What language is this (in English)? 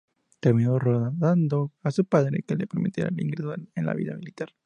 Spanish